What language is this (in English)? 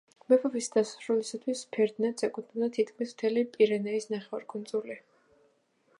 Georgian